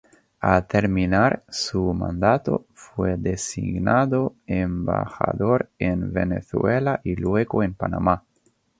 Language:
Spanish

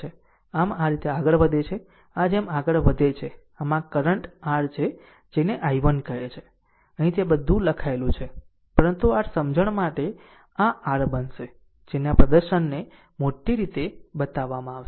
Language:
Gujarati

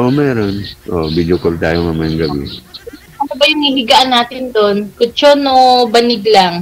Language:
Filipino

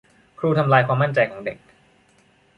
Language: Thai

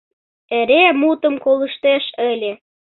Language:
Mari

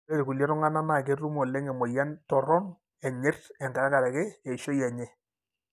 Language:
Masai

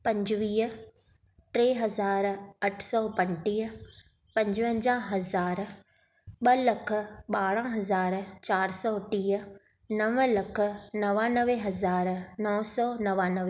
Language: Sindhi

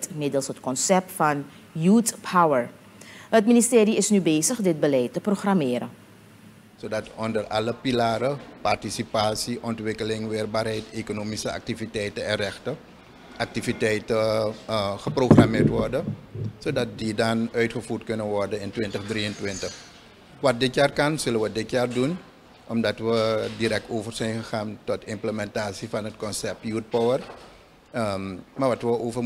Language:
Dutch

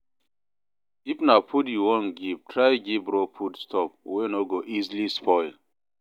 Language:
Nigerian Pidgin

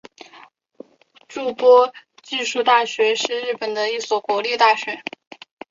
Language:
Chinese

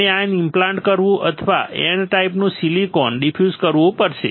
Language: Gujarati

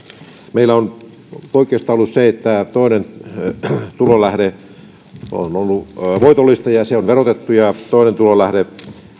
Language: Finnish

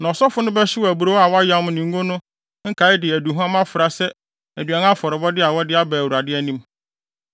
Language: Akan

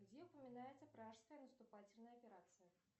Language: Russian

